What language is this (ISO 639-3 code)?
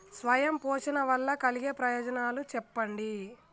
tel